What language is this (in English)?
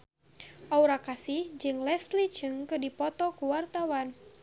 Sundanese